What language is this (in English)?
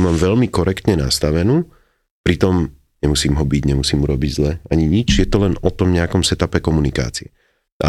Slovak